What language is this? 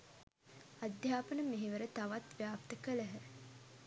Sinhala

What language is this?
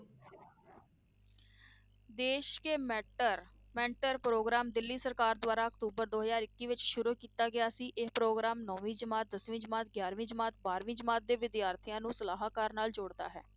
Punjabi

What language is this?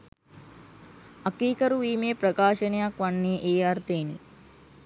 Sinhala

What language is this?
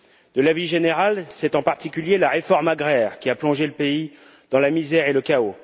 French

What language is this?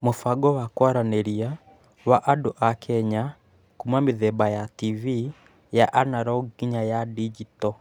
Kikuyu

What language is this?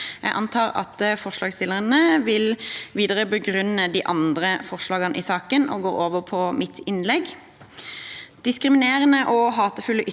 Norwegian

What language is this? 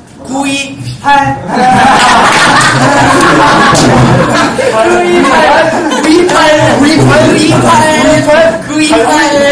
Korean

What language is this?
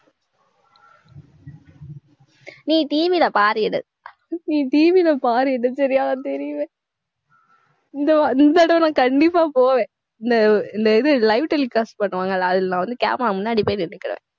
Tamil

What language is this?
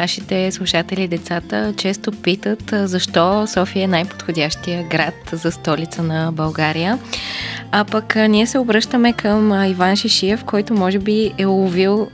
Bulgarian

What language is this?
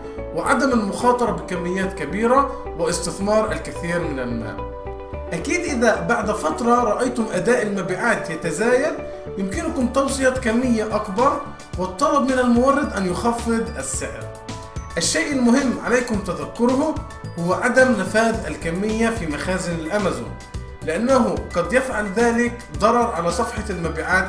Arabic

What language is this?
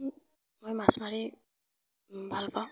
Assamese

